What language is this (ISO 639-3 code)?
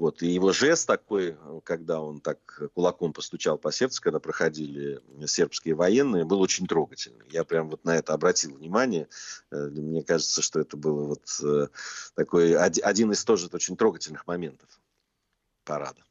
rus